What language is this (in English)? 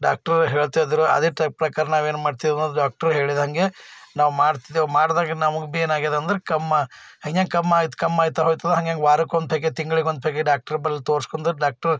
Kannada